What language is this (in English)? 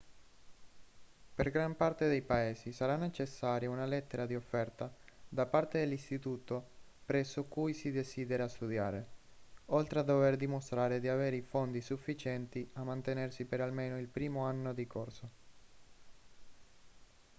Italian